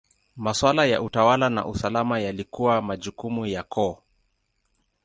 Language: Swahili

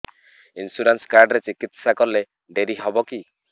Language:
Odia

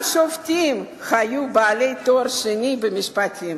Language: Hebrew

